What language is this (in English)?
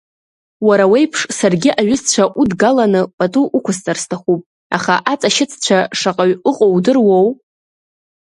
Abkhazian